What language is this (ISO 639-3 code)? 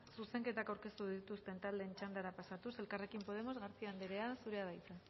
eus